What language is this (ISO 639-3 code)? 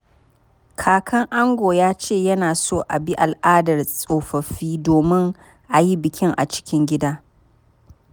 hau